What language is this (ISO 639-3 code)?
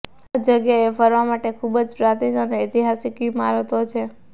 guj